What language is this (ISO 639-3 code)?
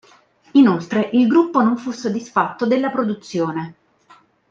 ita